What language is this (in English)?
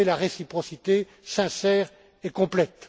French